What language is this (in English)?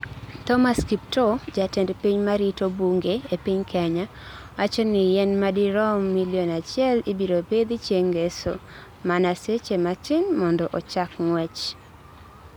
Luo (Kenya and Tanzania)